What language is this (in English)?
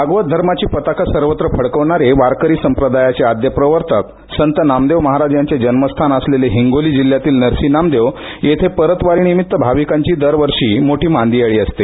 Marathi